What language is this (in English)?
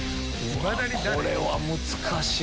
Japanese